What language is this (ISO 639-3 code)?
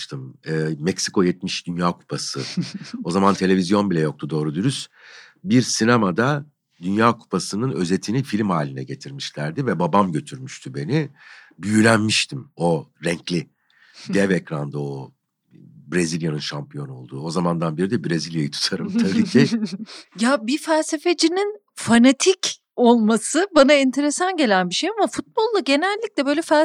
tur